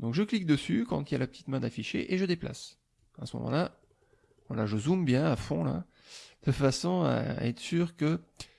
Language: French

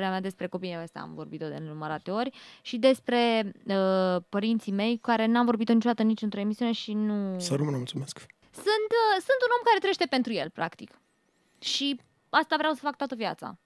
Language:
Romanian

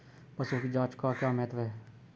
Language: Hindi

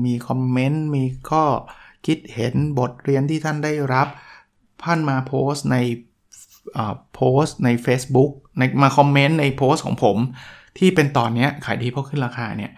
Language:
Thai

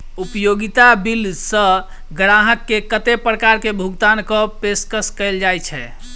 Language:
Maithili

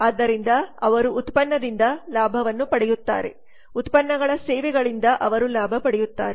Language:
Kannada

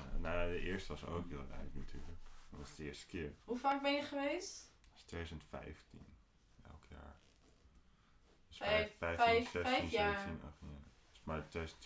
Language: Dutch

